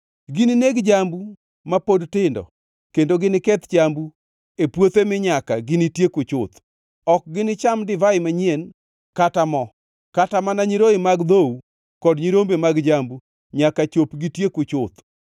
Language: Luo (Kenya and Tanzania)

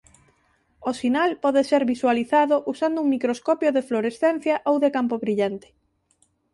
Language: Galician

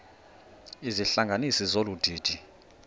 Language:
Xhosa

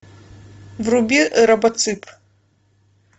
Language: Russian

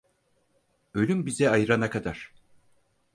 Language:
Turkish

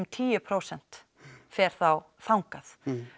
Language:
Icelandic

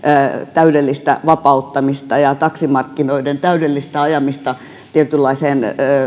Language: Finnish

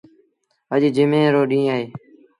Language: Sindhi Bhil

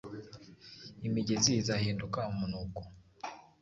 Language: Kinyarwanda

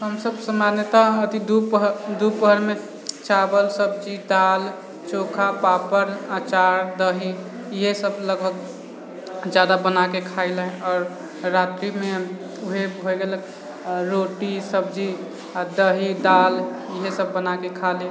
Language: Maithili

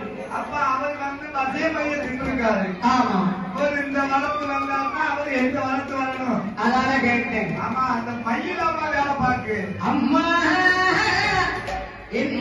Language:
Arabic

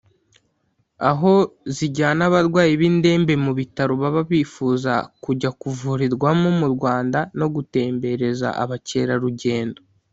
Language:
Kinyarwanda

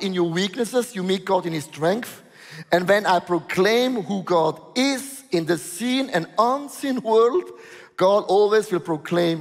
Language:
English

